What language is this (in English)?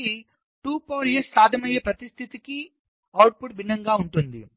Telugu